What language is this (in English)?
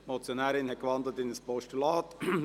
Swiss German